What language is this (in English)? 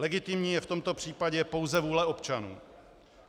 Czech